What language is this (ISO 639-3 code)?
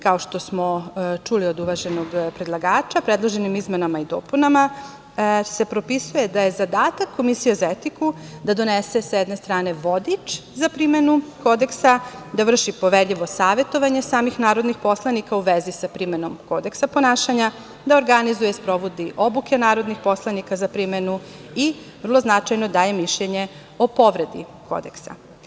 srp